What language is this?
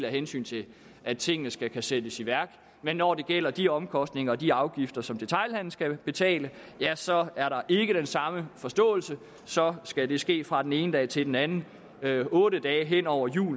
Danish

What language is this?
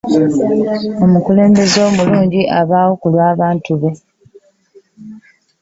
Ganda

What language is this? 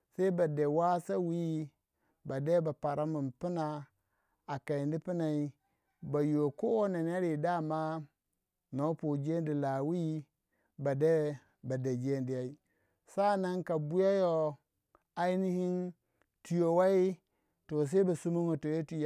Waja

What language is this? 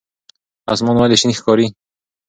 Pashto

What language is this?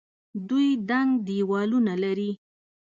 Pashto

